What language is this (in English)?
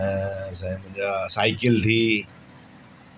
Sindhi